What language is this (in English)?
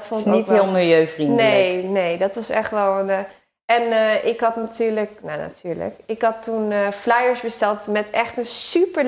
Dutch